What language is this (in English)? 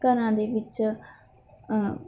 Punjabi